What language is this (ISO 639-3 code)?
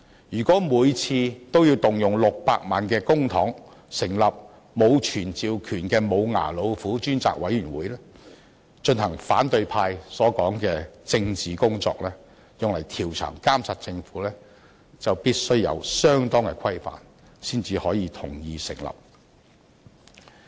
yue